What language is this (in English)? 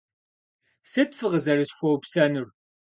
Kabardian